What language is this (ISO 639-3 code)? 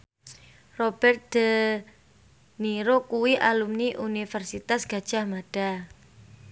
jav